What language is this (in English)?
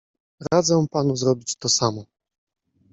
Polish